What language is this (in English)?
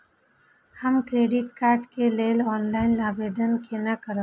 Maithili